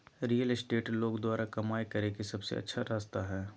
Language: Magahi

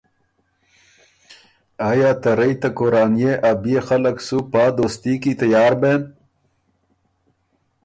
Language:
Ormuri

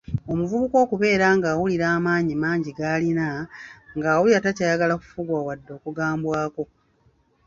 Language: Ganda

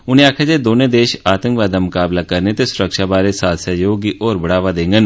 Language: Dogri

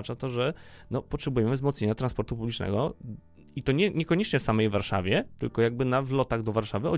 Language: Polish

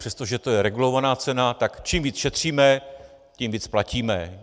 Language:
Czech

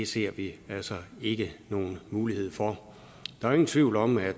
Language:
Danish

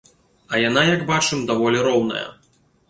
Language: Belarusian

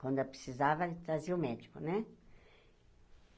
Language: Portuguese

